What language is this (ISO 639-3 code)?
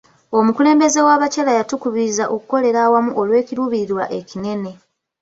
lug